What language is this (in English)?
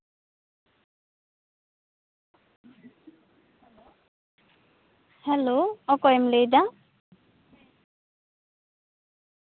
Santali